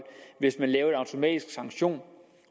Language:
Danish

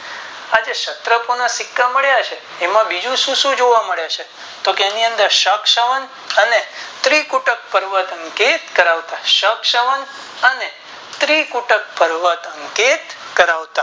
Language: Gujarati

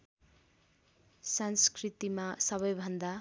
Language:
Nepali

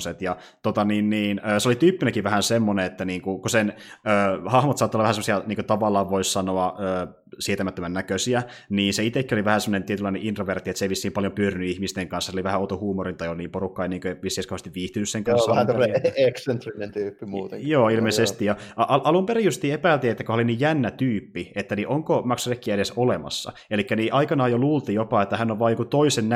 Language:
Finnish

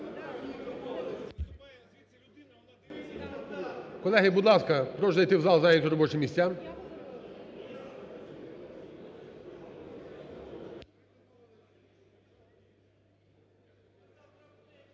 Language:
Ukrainian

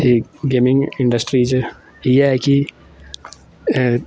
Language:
Dogri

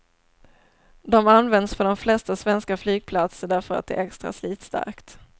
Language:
Swedish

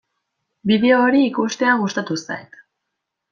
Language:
Basque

